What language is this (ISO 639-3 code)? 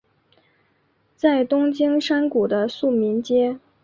zho